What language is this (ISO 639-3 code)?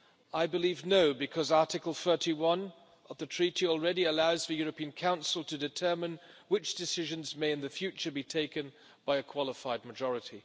eng